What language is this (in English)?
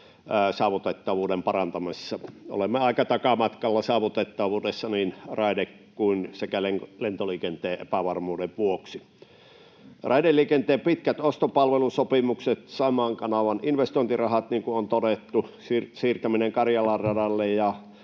Finnish